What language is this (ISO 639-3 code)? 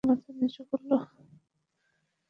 ben